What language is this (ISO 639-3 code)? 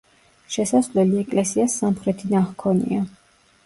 kat